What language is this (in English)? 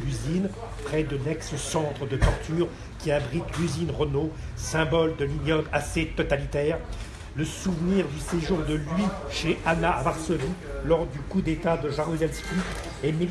French